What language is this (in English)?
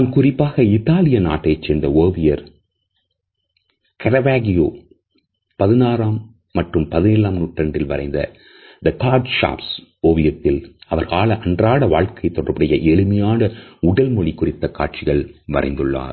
Tamil